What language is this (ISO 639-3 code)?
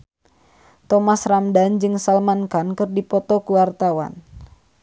sun